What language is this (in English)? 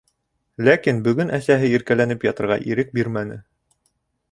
Bashkir